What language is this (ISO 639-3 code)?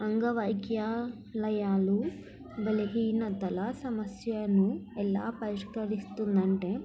tel